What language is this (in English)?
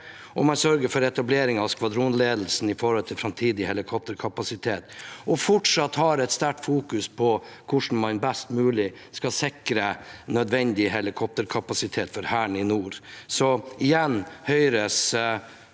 Norwegian